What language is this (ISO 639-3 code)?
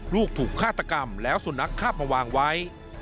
tha